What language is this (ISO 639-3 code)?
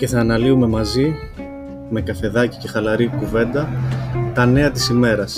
ell